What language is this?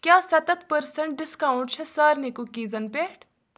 Kashmiri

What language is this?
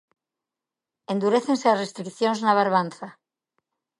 Galician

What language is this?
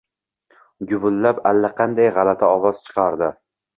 Uzbek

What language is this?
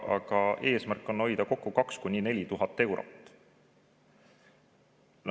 Estonian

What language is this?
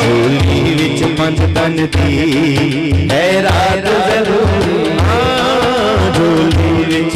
Arabic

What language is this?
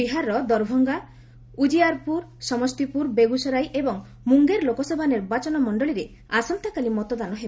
Odia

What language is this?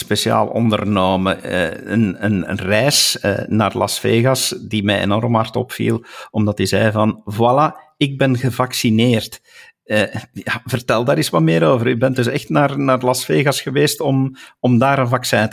Dutch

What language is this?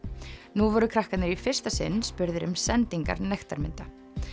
Icelandic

